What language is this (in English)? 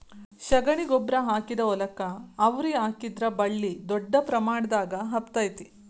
Kannada